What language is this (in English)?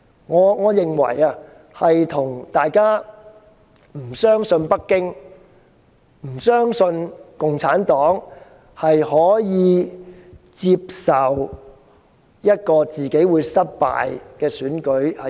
Cantonese